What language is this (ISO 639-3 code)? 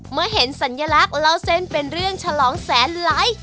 tha